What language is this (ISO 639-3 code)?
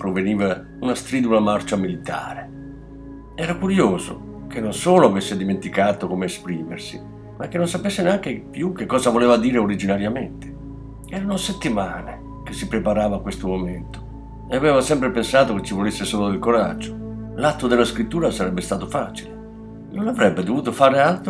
ita